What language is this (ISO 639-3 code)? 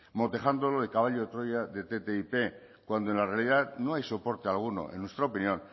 spa